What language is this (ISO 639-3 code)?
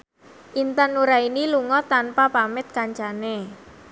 jav